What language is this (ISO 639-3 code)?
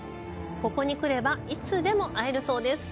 jpn